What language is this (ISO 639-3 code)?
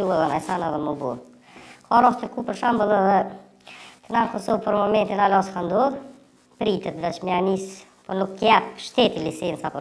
ron